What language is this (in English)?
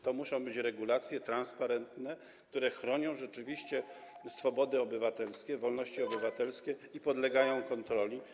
Polish